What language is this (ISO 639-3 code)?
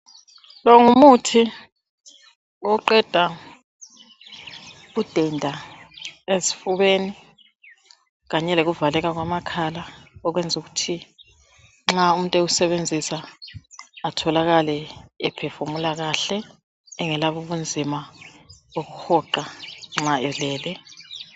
nde